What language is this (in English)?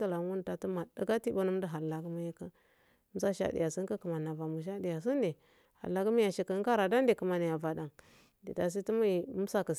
Afade